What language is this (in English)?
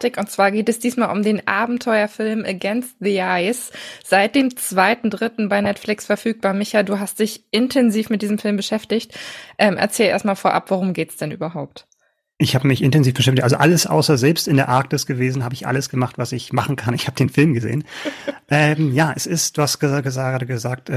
German